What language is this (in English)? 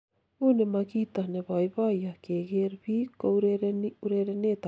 Kalenjin